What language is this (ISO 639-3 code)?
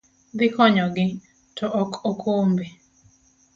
luo